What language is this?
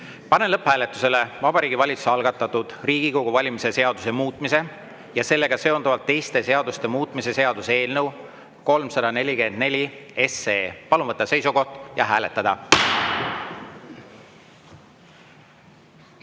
Estonian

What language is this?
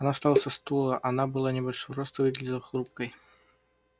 Russian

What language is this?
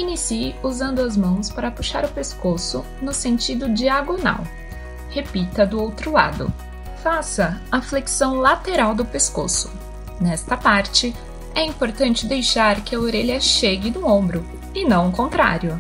Portuguese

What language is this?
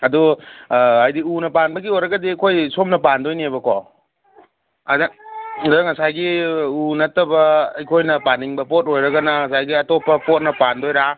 Manipuri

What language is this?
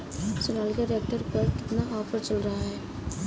Hindi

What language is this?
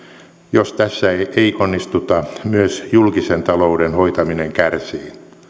Finnish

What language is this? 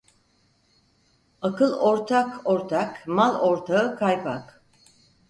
Turkish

